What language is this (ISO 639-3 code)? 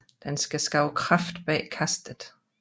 dan